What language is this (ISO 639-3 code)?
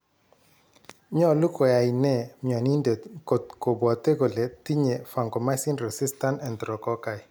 kln